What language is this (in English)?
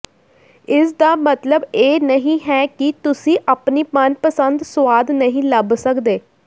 Punjabi